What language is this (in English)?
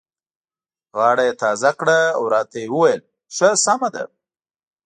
Pashto